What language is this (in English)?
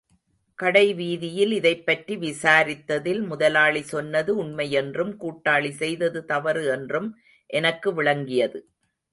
Tamil